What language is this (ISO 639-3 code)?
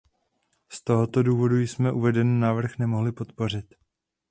ces